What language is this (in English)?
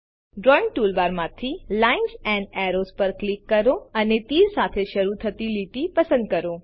Gujarati